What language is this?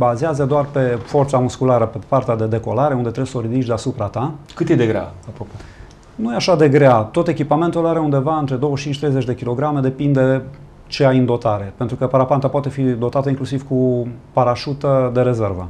Romanian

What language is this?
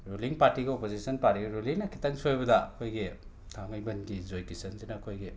Manipuri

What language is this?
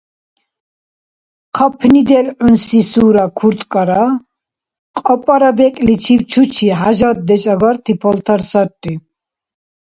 Dargwa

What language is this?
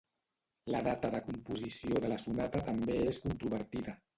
Catalan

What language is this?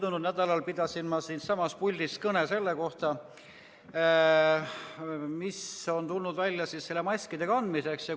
Estonian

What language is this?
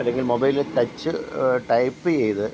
Malayalam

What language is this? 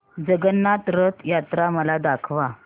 Marathi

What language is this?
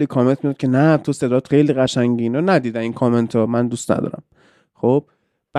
Persian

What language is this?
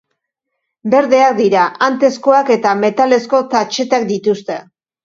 Basque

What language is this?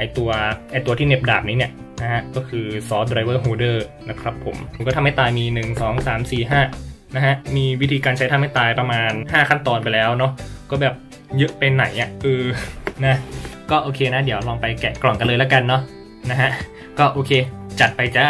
Thai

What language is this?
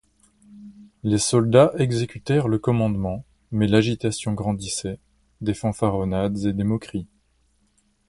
French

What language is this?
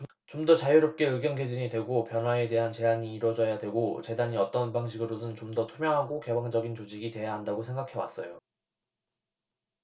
Korean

